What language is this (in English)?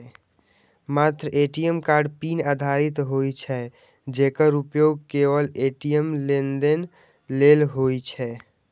Maithili